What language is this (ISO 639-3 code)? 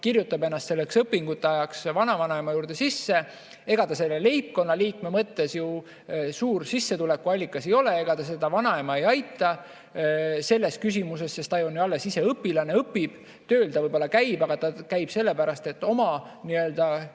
est